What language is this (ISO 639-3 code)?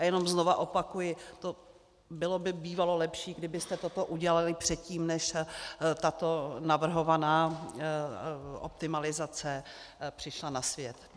ces